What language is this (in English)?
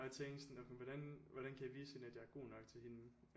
Danish